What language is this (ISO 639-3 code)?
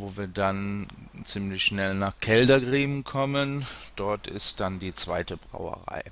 deu